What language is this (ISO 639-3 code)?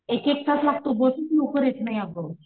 mar